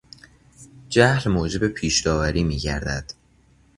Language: Persian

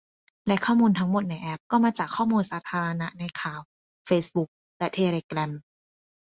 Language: Thai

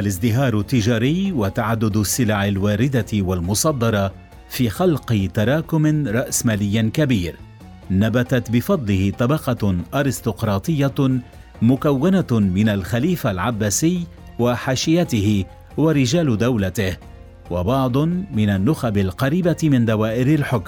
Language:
Arabic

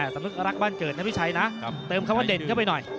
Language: Thai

